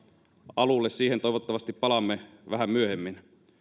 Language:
Finnish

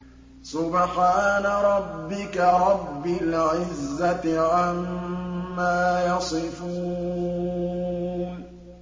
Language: Arabic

